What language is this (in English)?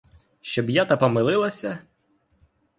Ukrainian